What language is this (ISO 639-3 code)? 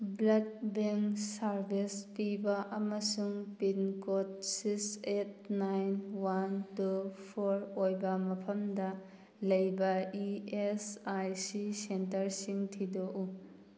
mni